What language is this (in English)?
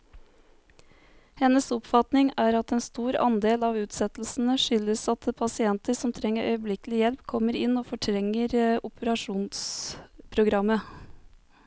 Norwegian